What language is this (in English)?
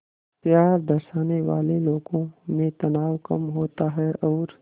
Hindi